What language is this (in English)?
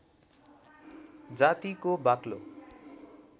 Nepali